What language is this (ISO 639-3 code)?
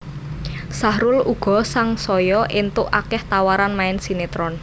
jav